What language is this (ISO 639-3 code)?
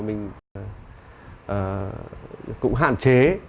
vie